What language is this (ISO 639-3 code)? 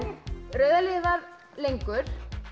isl